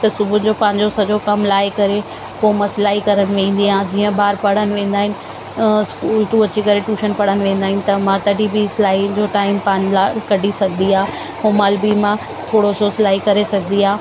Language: Sindhi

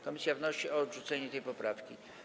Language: Polish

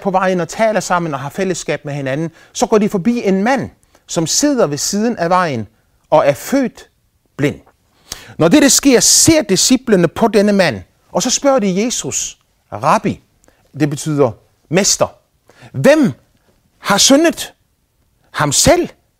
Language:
Danish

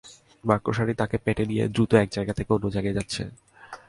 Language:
Bangla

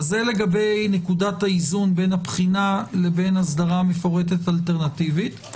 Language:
Hebrew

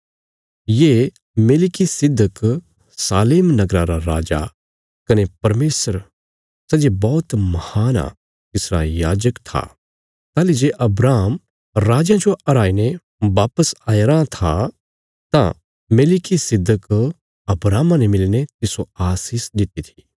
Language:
Bilaspuri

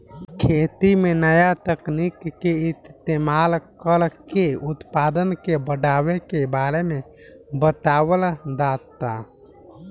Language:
Bhojpuri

